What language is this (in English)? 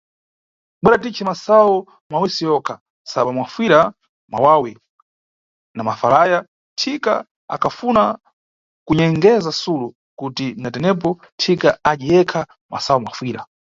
Nyungwe